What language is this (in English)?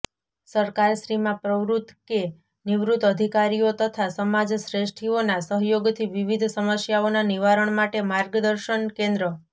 Gujarati